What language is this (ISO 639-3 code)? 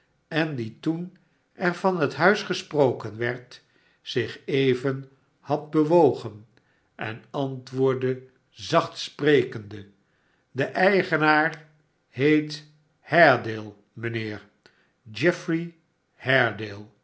nld